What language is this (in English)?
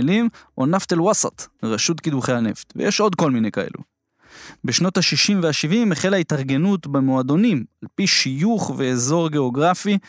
Hebrew